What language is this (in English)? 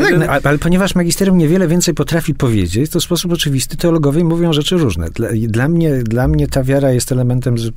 Polish